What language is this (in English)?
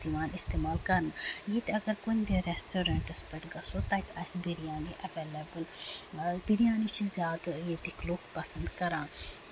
Kashmiri